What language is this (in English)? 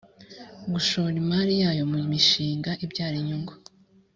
Kinyarwanda